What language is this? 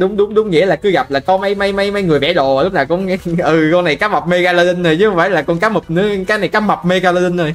Vietnamese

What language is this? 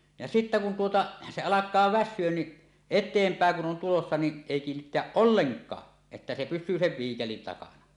Finnish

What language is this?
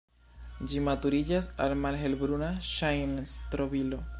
Esperanto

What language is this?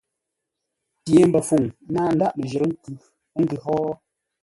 Ngombale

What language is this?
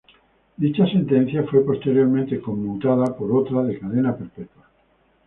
Spanish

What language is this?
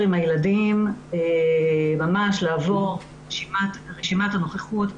Hebrew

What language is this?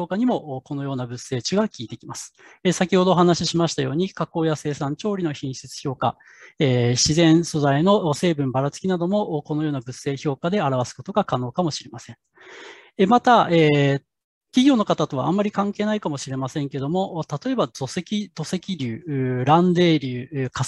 Japanese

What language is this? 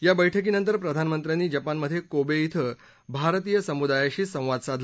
Marathi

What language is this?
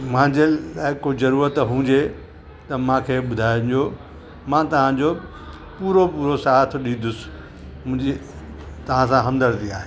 Sindhi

